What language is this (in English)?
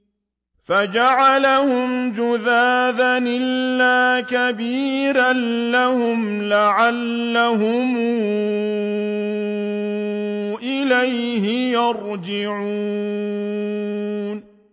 Arabic